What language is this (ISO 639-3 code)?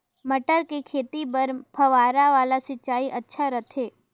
hne